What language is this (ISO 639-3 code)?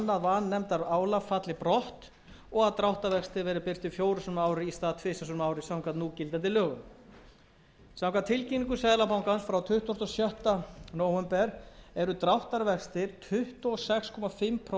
isl